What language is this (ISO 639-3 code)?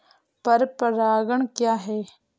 hin